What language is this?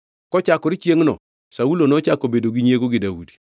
Luo (Kenya and Tanzania)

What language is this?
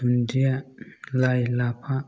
Bodo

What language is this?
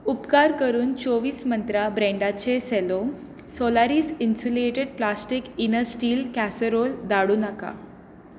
Konkani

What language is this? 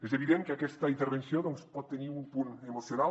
Catalan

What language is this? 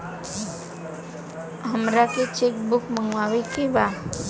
Bhojpuri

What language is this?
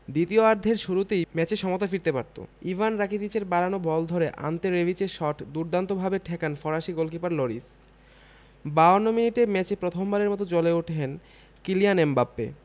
Bangla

